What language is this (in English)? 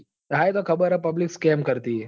Gujarati